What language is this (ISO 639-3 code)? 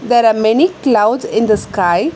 eng